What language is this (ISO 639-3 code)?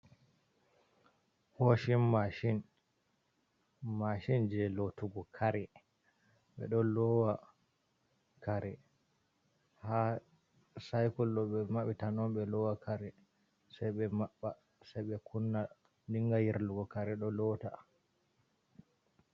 ful